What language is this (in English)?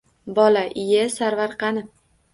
Uzbek